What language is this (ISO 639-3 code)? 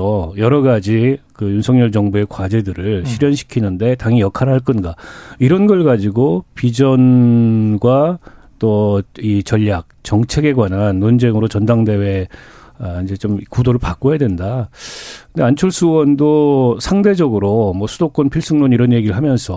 kor